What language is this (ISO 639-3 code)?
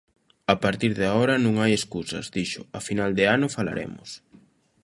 glg